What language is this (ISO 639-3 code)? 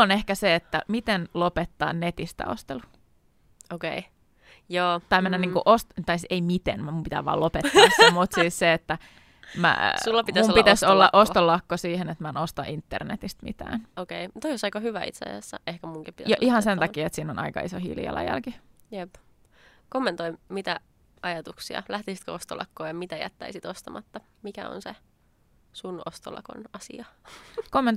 fin